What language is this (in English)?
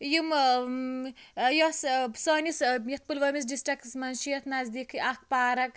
Kashmiri